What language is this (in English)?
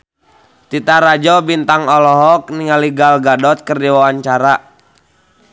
Sundanese